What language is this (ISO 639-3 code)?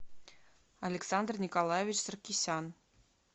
rus